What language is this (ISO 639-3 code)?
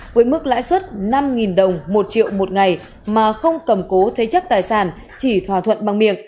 vie